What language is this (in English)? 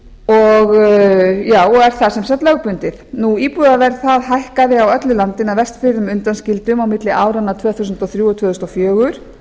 Icelandic